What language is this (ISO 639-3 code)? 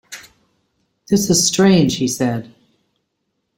eng